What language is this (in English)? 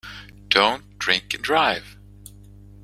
English